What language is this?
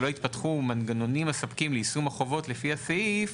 Hebrew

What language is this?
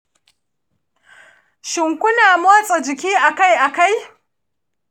Hausa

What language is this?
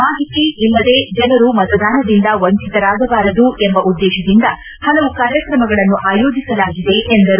Kannada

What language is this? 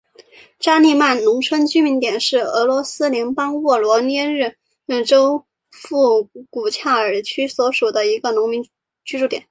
Chinese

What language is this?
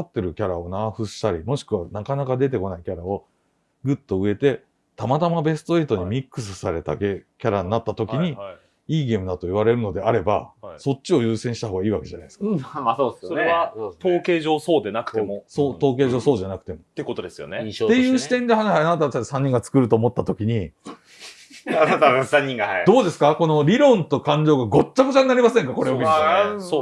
Japanese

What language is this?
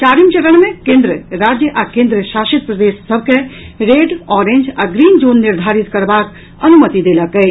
Maithili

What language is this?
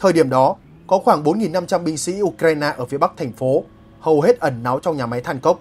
Vietnamese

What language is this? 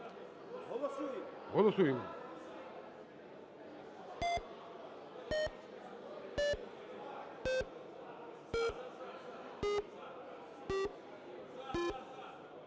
Ukrainian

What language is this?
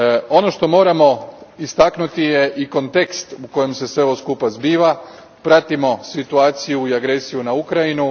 Croatian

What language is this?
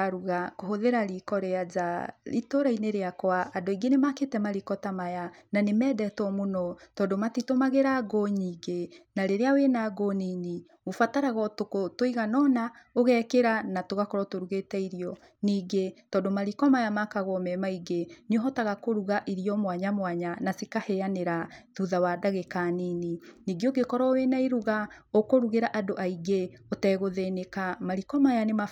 Kikuyu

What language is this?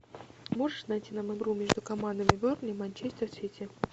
Russian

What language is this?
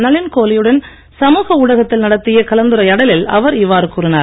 Tamil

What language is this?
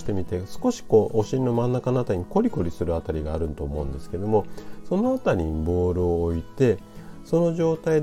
Japanese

